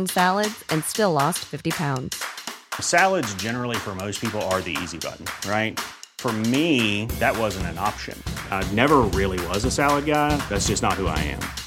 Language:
Filipino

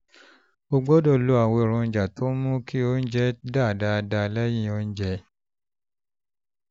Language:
Yoruba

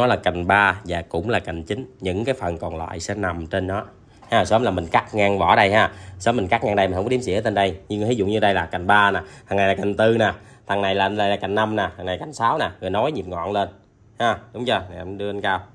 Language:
Vietnamese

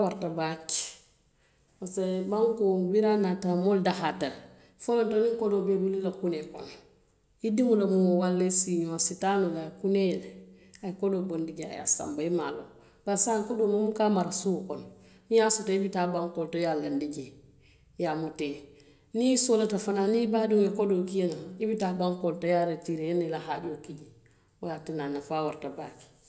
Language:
Western Maninkakan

